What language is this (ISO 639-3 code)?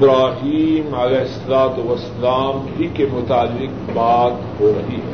urd